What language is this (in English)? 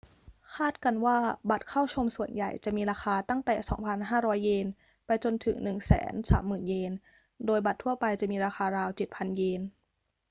Thai